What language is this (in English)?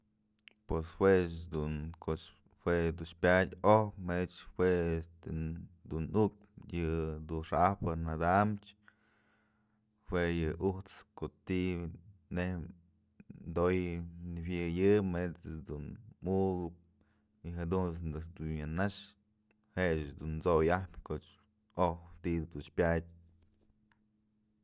Mazatlán Mixe